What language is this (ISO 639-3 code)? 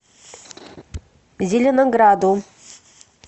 rus